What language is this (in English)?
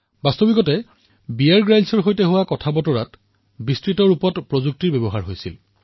Assamese